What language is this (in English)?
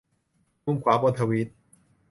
Thai